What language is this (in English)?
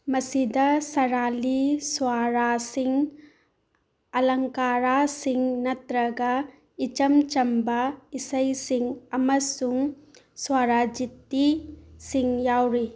Manipuri